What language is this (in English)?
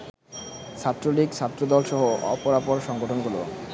Bangla